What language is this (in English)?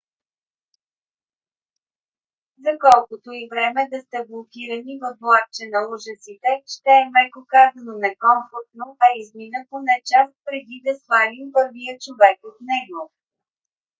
Bulgarian